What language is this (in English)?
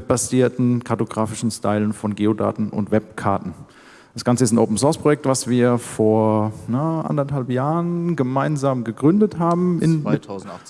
German